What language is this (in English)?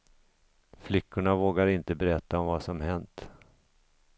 Swedish